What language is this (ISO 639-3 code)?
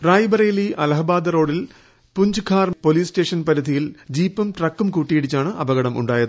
mal